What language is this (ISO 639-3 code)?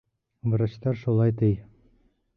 bak